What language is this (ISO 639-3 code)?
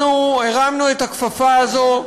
heb